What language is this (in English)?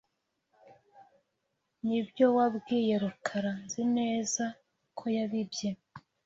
Kinyarwanda